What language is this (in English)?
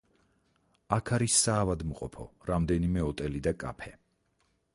Georgian